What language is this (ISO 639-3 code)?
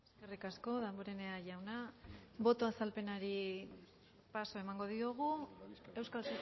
eus